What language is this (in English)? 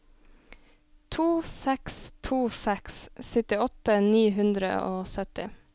Norwegian